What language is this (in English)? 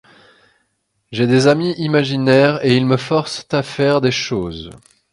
French